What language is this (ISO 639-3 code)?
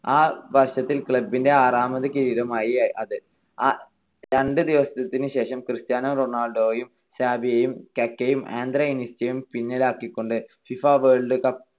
mal